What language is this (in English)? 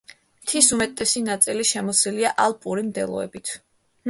Georgian